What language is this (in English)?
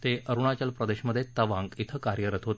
Marathi